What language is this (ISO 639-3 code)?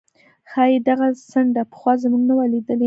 pus